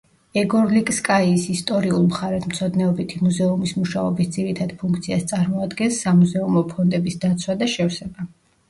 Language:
Georgian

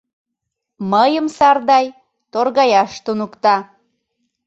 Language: Mari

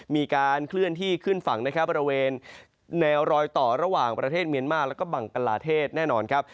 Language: Thai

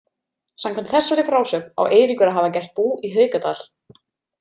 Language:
Icelandic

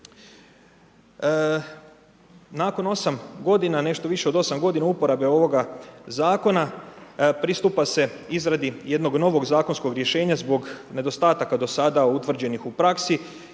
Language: Croatian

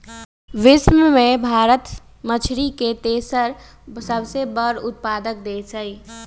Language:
Magahi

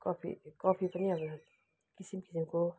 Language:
Nepali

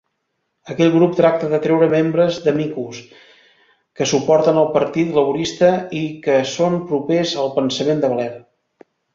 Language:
Catalan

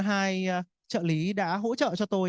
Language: Vietnamese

